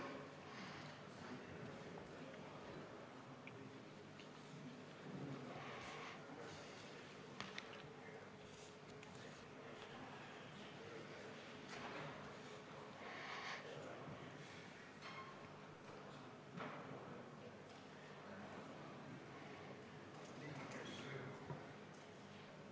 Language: Estonian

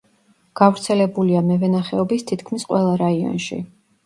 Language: Georgian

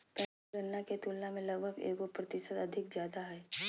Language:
Magahi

